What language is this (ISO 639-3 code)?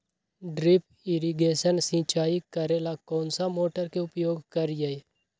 mag